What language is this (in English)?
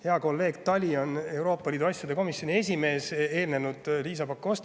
Estonian